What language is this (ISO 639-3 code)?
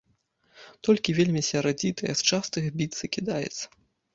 bel